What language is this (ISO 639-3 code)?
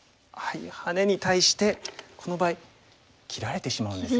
jpn